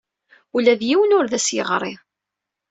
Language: Kabyle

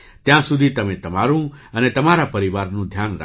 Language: Gujarati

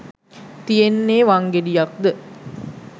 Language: Sinhala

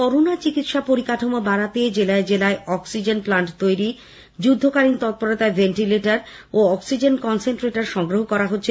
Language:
Bangla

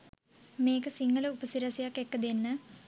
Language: Sinhala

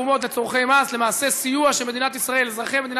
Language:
Hebrew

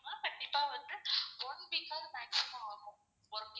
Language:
Tamil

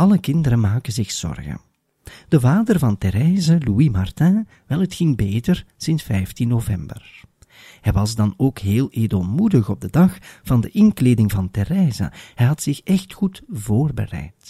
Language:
Dutch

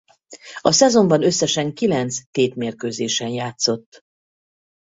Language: Hungarian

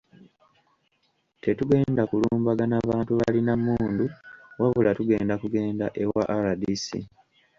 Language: Ganda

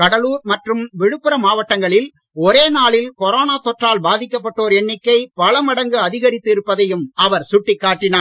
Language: Tamil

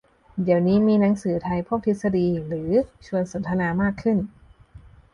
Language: Thai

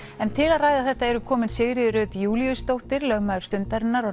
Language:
Icelandic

